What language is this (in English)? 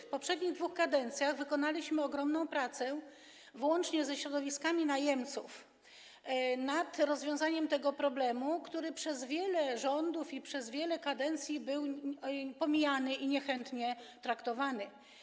Polish